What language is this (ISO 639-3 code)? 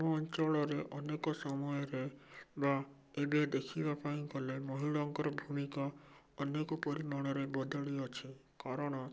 ori